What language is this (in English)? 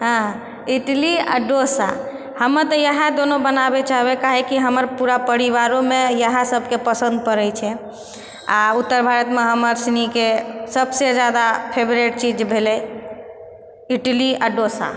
Maithili